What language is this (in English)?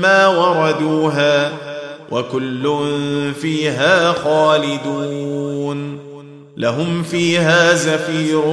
Arabic